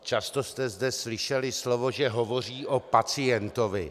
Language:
Czech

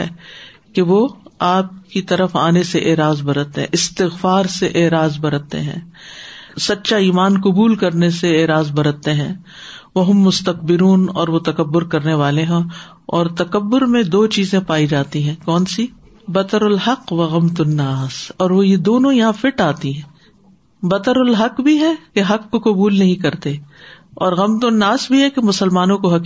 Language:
Urdu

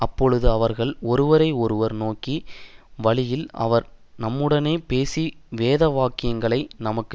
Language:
Tamil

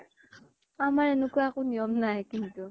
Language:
Assamese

